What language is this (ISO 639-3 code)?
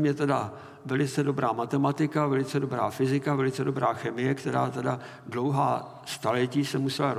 ces